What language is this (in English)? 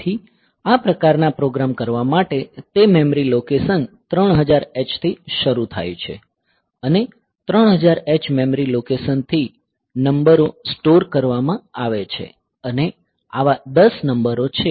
Gujarati